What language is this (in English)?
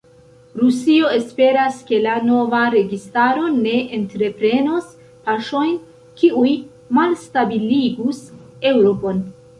Esperanto